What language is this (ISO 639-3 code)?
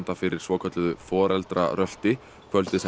isl